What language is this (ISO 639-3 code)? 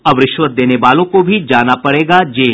hin